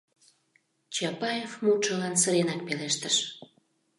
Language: Mari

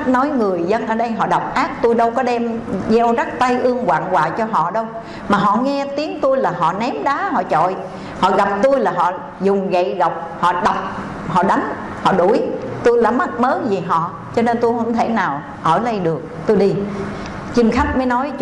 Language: Vietnamese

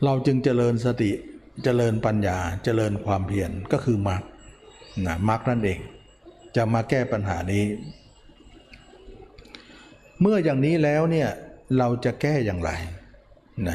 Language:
Thai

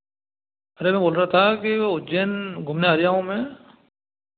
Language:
Hindi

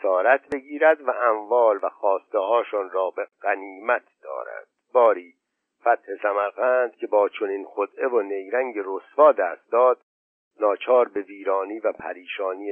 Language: Persian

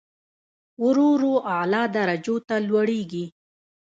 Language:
Pashto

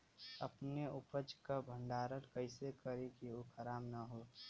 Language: Bhojpuri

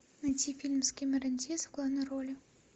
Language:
Russian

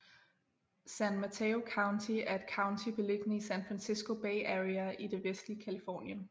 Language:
Danish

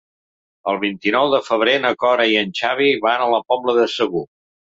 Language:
Catalan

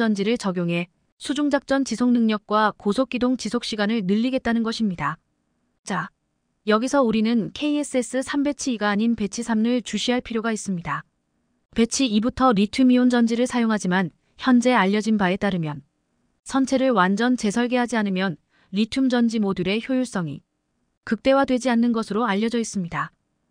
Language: Korean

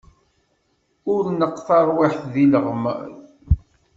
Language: Kabyle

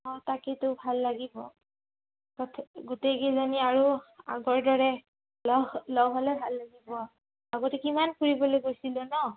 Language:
Assamese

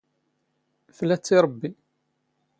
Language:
Standard Moroccan Tamazight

